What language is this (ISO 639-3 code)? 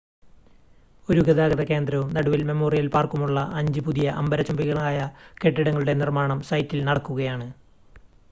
mal